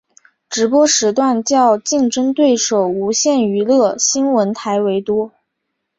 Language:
Chinese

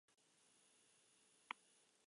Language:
Basque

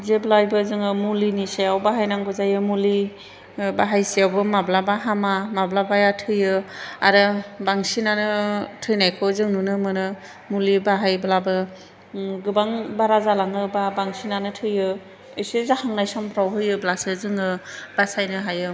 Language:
Bodo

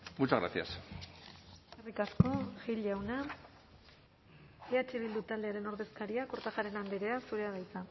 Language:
Basque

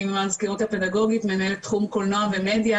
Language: Hebrew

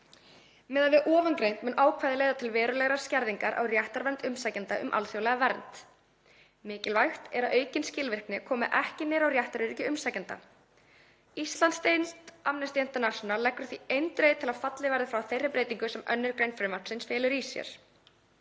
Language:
Icelandic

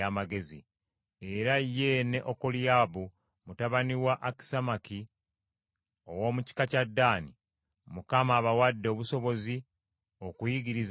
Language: Ganda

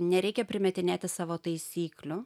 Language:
Lithuanian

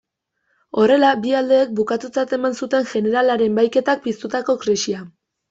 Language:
Basque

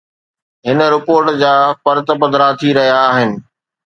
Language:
Sindhi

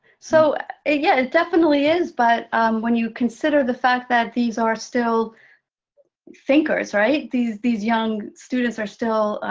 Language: English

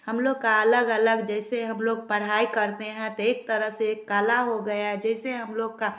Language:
Hindi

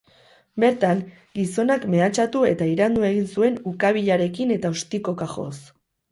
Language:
Basque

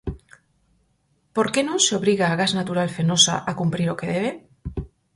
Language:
Galician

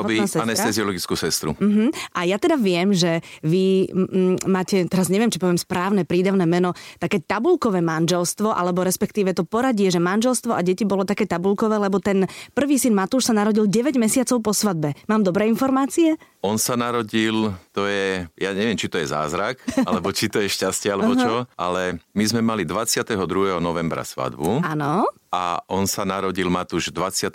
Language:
Slovak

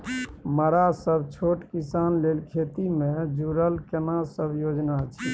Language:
Maithili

